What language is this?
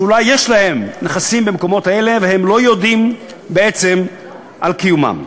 Hebrew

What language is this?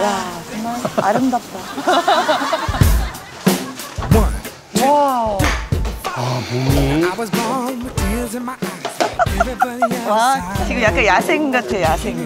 Korean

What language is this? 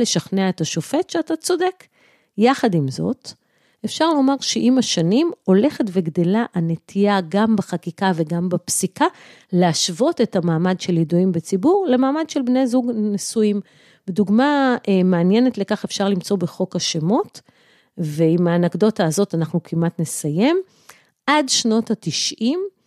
Hebrew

